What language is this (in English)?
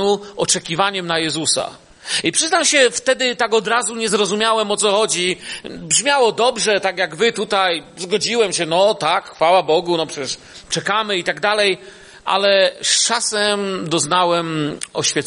Polish